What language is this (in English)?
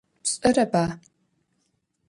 Adyghe